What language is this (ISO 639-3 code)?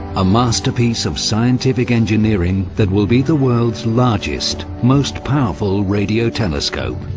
eng